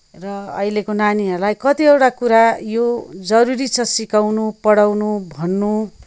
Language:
Nepali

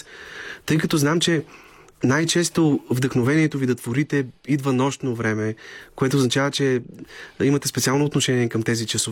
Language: Bulgarian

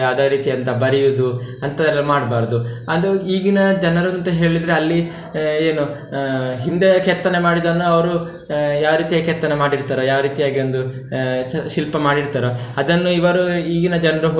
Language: Kannada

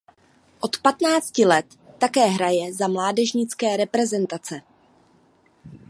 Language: Czech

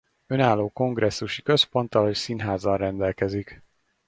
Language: Hungarian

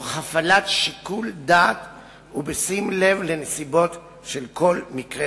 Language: Hebrew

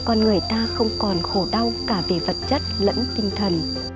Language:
Vietnamese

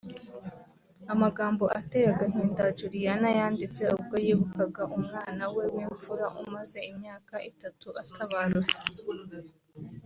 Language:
Kinyarwanda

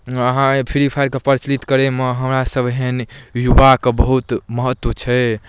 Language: Maithili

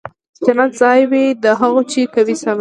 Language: Pashto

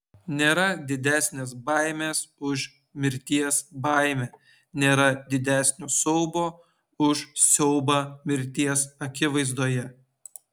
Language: Lithuanian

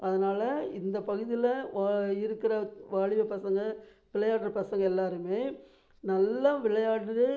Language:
Tamil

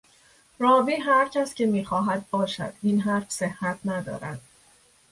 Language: Persian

